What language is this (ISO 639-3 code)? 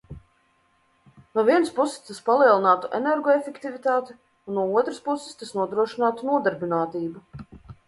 lav